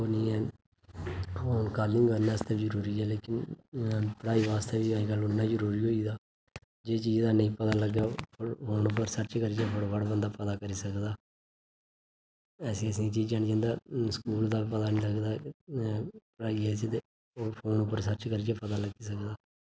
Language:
Dogri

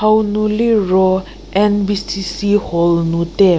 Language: Angami Naga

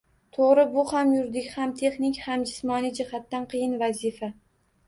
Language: Uzbek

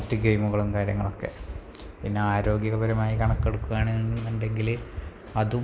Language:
Malayalam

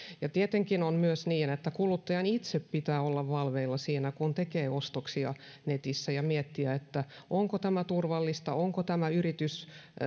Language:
Finnish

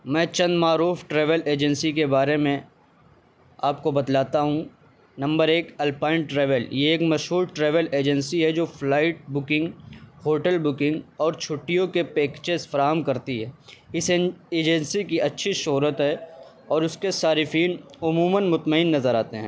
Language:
Urdu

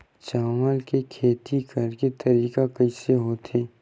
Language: Chhattisgarhi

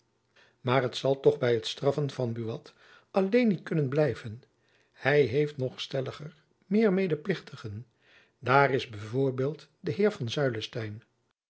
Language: Dutch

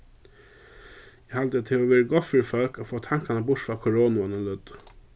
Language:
Faroese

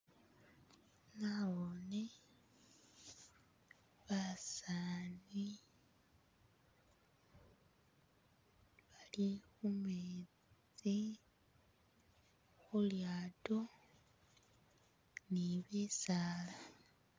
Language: Masaaba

